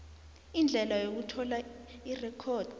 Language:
South Ndebele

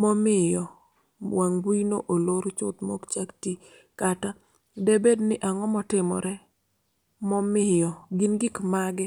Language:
Luo (Kenya and Tanzania)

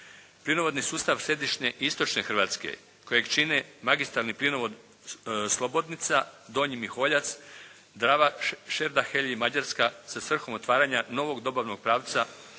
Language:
Croatian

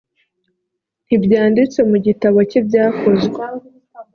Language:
Kinyarwanda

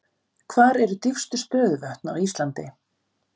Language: Icelandic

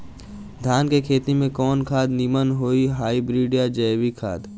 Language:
Bhojpuri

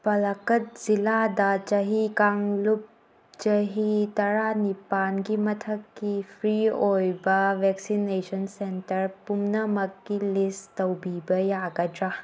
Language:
Manipuri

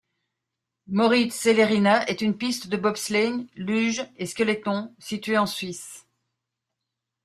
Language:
French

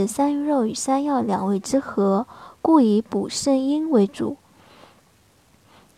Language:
Chinese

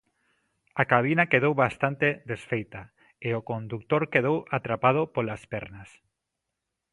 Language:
Galician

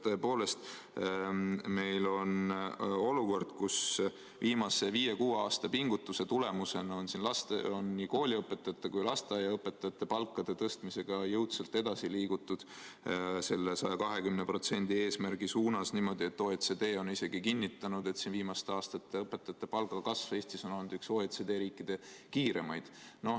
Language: Estonian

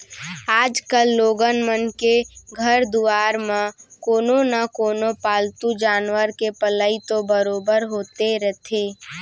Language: Chhattisgarhi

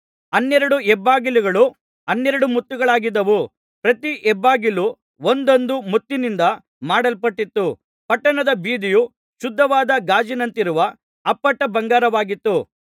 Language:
Kannada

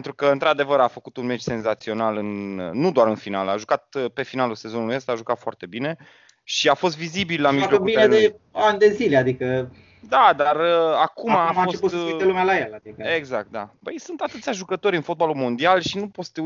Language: Romanian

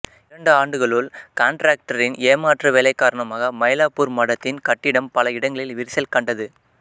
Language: Tamil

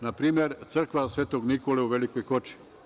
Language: Serbian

